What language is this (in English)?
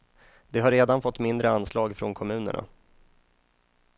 Swedish